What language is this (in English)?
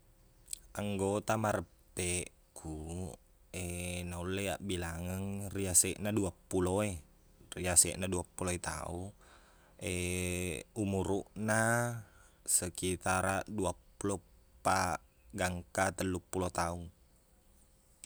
Buginese